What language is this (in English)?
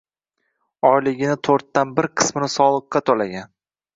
Uzbek